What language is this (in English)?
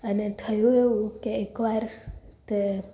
Gujarati